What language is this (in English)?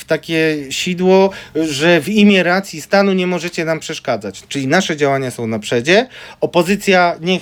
Polish